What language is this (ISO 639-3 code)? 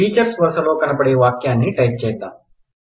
tel